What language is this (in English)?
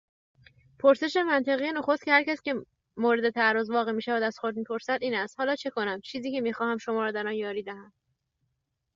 Persian